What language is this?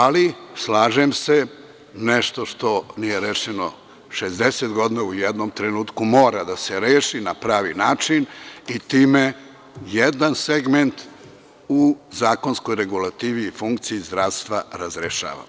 Serbian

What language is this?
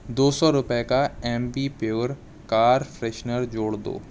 Urdu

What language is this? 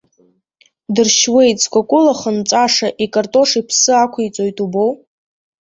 Abkhazian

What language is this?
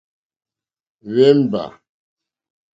Mokpwe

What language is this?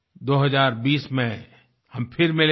Hindi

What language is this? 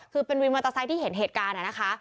Thai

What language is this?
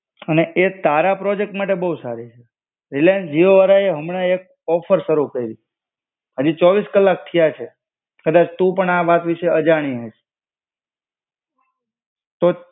Gujarati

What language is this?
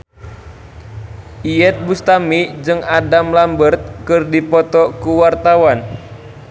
Sundanese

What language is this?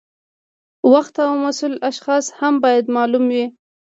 Pashto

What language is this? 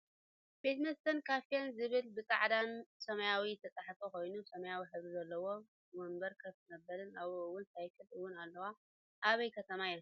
Tigrinya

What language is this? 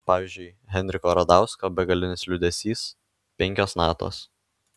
Lithuanian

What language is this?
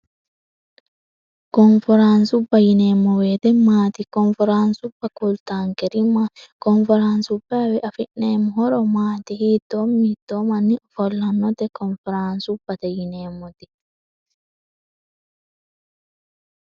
Sidamo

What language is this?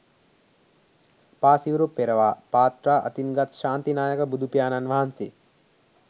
Sinhala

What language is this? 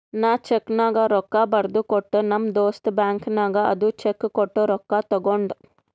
Kannada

